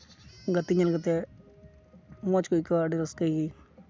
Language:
Santali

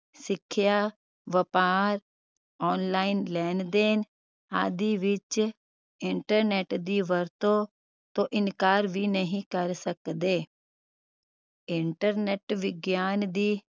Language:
Punjabi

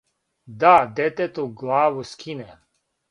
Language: Serbian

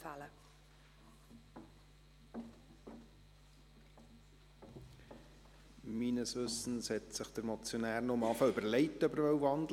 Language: Swiss German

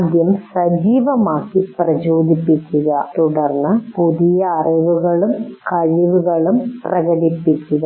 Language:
Malayalam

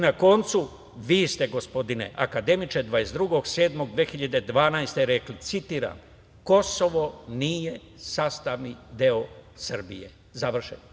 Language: Serbian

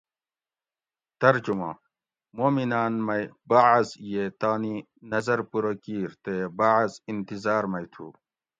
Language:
Gawri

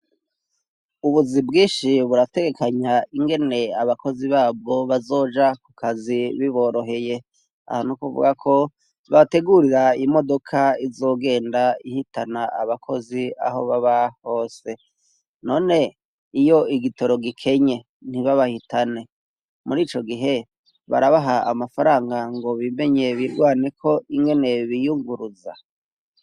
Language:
Rundi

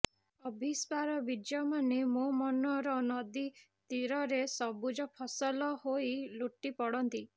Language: Odia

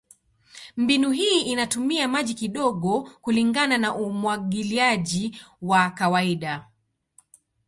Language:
Swahili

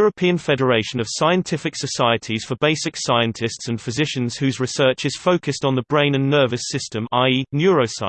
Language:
English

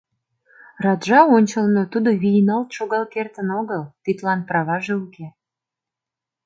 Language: Mari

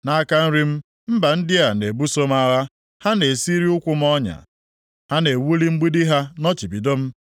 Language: Igbo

